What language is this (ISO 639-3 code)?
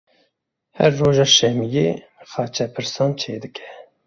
kur